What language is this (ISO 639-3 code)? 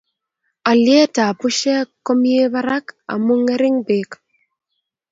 kln